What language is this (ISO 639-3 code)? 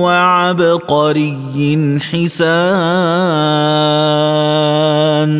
ara